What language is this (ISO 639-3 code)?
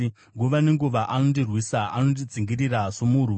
sna